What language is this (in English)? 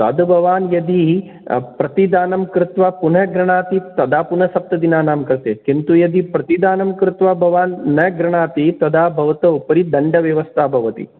Sanskrit